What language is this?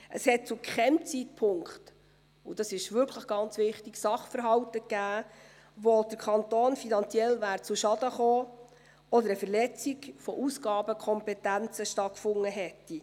Swiss German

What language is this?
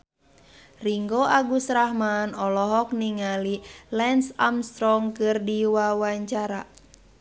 Sundanese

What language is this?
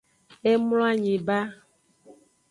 Aja (Benin)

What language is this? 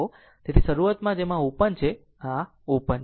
Gujarati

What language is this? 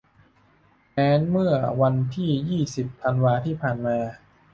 Thai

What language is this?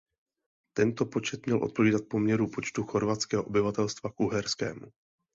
Czech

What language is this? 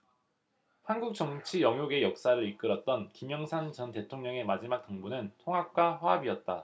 Korean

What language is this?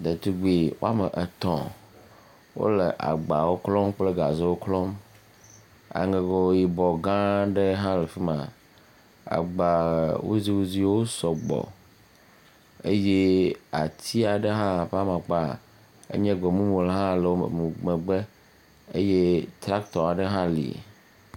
Ewe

